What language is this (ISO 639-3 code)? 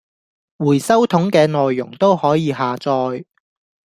yue